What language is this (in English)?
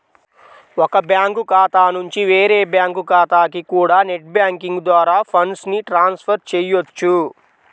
Telugu